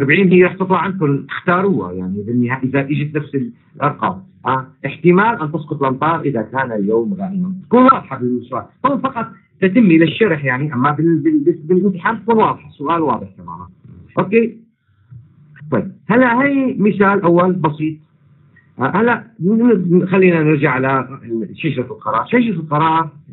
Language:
Arabic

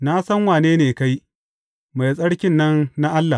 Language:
Hausa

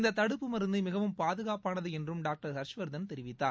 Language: Tamil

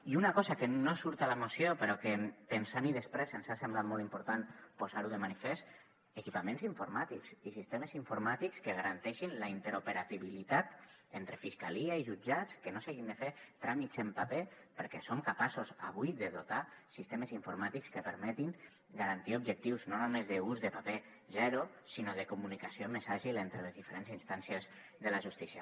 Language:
Catalan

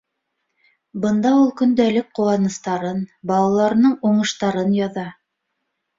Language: Bashkir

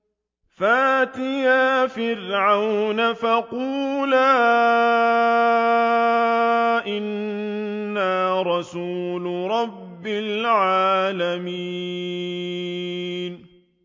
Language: Arabic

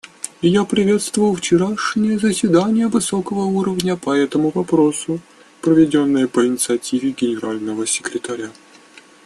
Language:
Russian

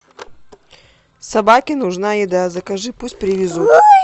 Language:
Russian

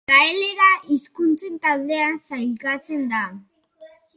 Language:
Basque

